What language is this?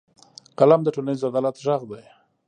Pashto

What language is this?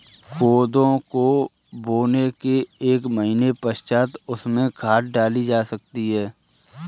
Hindi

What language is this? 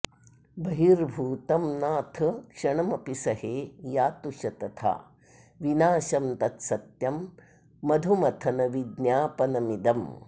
Sanskrit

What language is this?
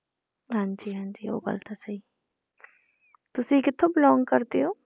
Punjabi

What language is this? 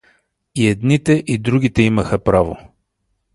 Bulgarian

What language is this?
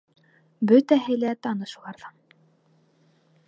Bashkir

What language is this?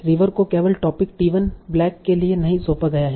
Hindi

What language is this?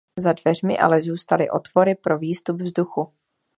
Czech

